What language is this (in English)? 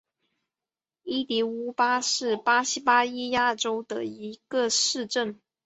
Chinese